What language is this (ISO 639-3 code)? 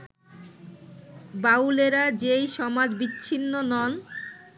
ben